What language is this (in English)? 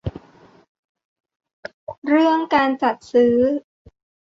Thai